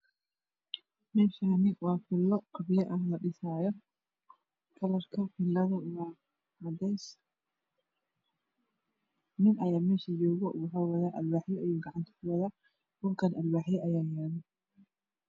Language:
Somali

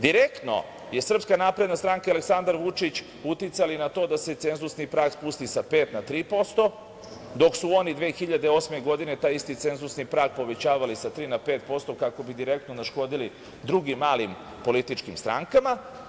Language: Serbian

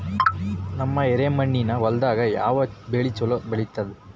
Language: Kannada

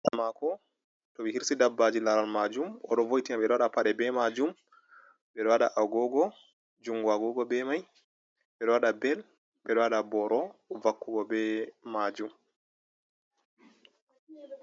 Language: Fula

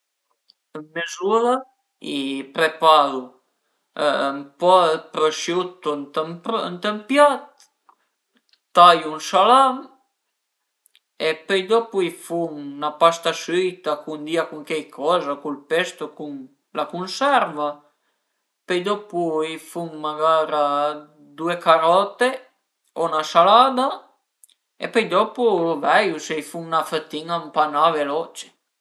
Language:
Piedmontese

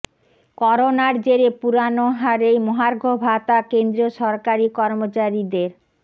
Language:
Bangla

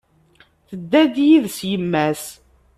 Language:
Kabyle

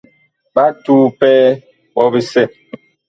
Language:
Bakoko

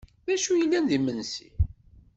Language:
Kabyle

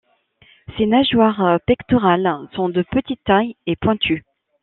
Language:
French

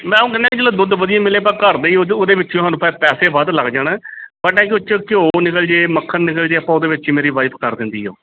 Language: Punjabi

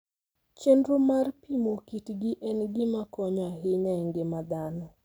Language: Luo (Kenya and Tanzania)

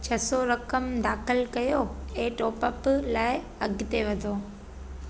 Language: Sindhi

